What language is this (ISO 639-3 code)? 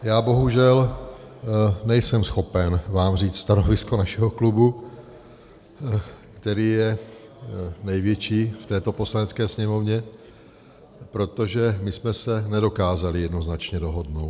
ces